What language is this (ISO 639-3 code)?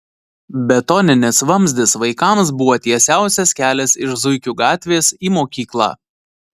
lit